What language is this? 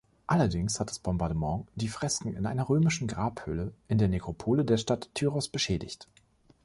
German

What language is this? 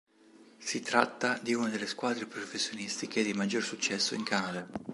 Italian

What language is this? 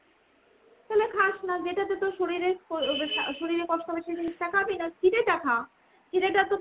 Bangla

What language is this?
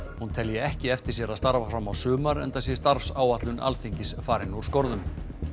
Icelandic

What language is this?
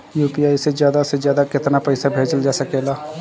Bhojpuri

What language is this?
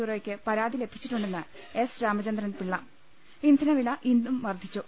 Malayalam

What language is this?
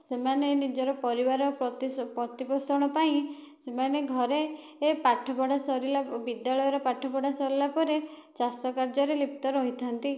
Odia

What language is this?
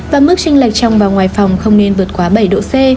Vietnamese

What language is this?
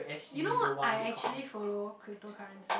English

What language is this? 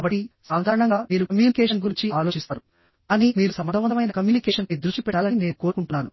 Telugu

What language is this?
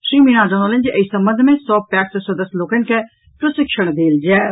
Maithili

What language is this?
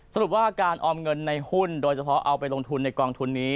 Thai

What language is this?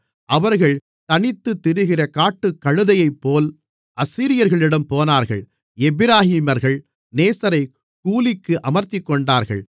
Tamil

